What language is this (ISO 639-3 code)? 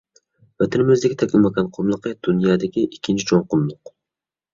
uig